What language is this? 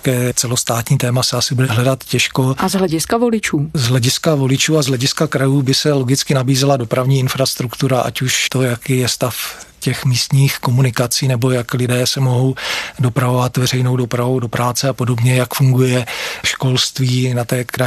Czech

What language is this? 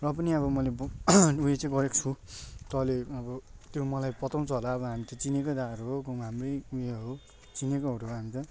Nepali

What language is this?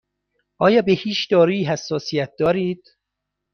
Persian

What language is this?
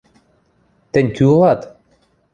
Western Mari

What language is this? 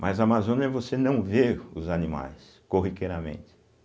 Portuguese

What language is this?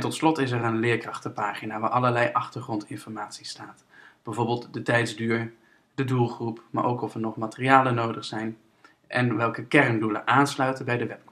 Dutch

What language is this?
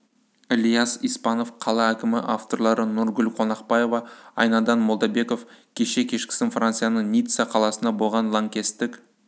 Kazakh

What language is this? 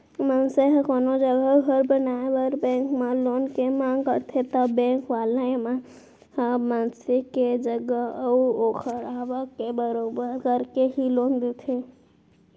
Chhattisgarhi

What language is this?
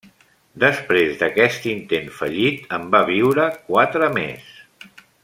Catalan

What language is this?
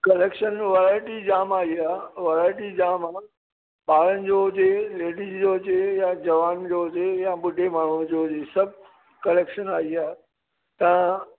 Sindhi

